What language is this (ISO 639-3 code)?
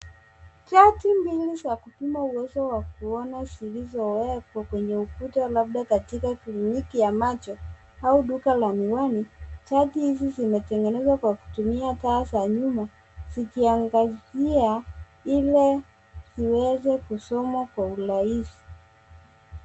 swa